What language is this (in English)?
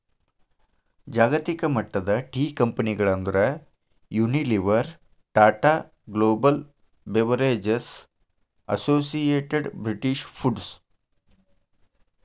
Kannada